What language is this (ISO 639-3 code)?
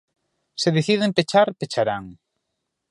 glg